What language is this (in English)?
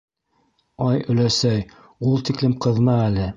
Bashkir